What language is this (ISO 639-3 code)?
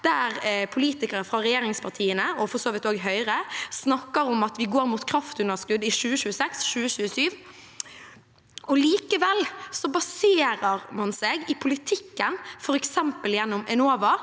nor